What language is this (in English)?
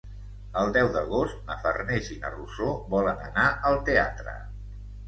Catalan